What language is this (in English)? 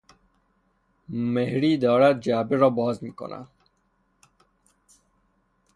Persian